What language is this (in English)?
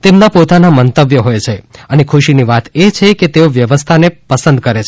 Gujarati